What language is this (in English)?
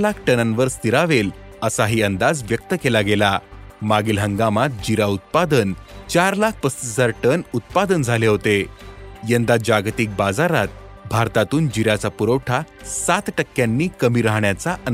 Marathi